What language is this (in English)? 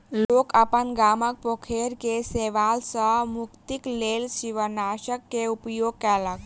Maithili